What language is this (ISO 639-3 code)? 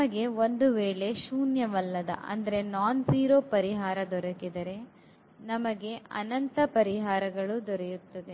kan